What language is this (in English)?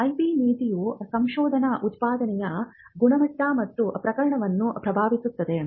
Kannada